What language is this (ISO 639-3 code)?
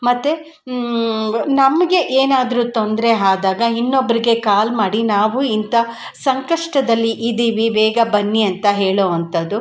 kan